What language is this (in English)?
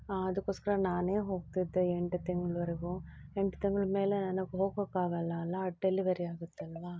Kannada